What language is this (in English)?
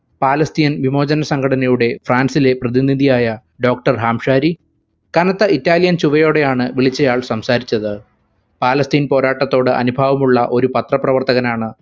Malayalam